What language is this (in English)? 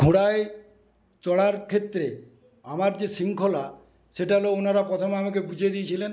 Bangla